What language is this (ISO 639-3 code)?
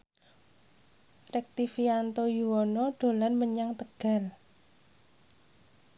jav